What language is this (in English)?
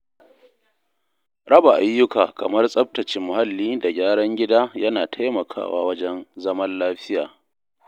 Hausa